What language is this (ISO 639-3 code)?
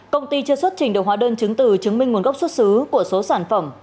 vie